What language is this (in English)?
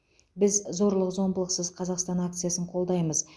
Kazakh